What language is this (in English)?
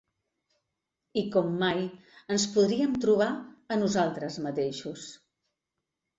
Catalan